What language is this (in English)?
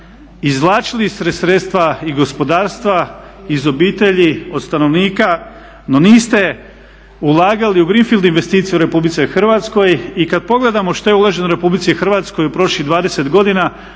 Croatian